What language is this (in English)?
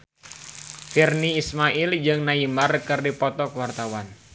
Sundanese